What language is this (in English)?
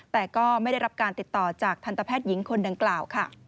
Thai